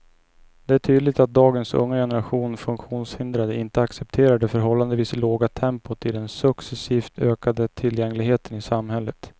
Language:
Swedish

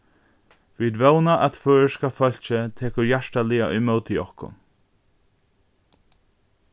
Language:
Faroese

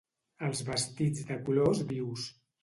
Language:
Catalan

